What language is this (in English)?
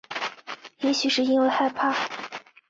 Chinese